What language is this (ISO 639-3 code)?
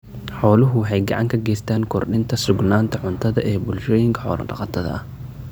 som